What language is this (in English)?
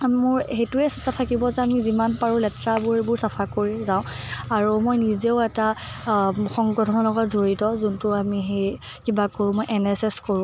Assamese